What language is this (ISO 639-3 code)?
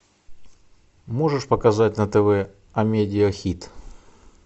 rus